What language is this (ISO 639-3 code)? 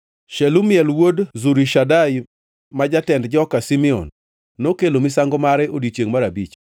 luo